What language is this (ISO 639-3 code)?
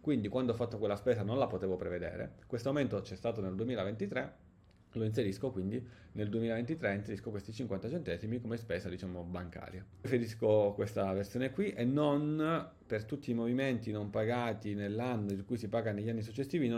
ita